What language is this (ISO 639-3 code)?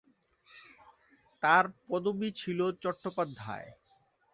ben